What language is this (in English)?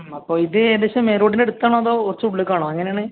Malayalam